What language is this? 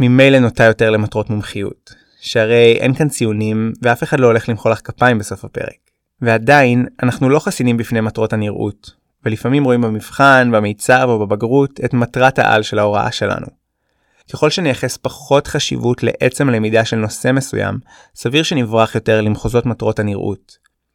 Hebrew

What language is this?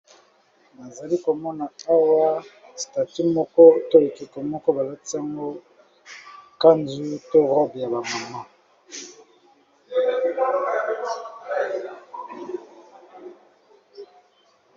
Lingala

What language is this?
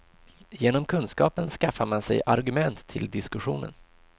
Swedish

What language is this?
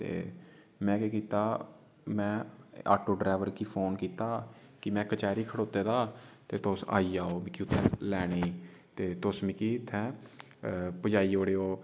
Dogri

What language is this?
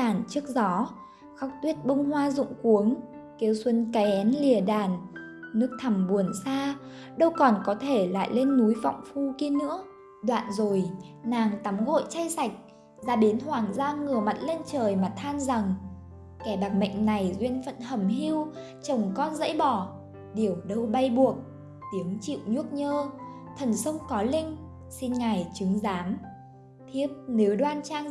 Vietnamese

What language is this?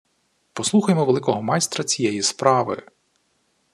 Ukrainian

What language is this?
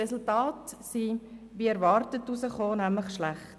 Swiss German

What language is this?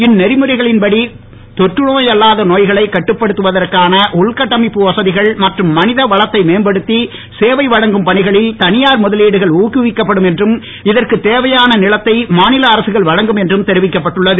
Tamil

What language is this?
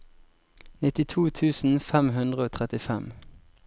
Norwegian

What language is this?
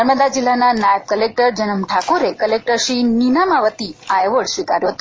Gujarati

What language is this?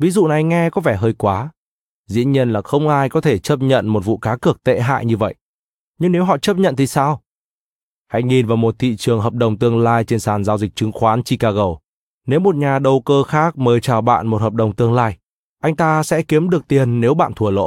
Vietnamese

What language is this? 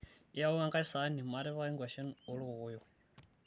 Masai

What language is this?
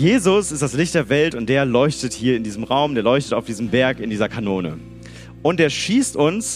German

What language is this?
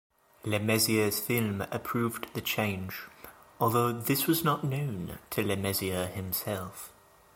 English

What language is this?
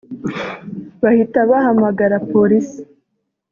Kinyarwanda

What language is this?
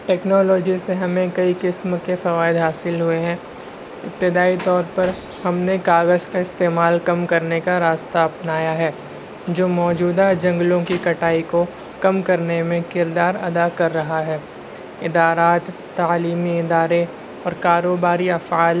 Urdu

